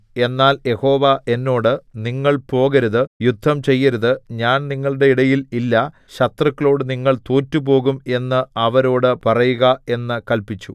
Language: Malayalam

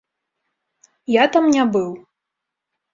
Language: Belarusian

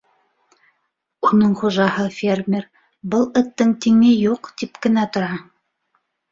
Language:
Bashkir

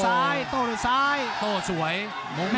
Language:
Thai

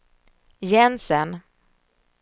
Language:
Swedish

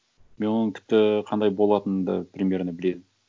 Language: Kazakh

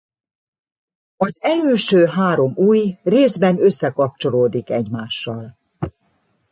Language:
Hungarian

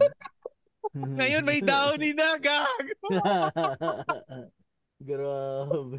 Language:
Filipino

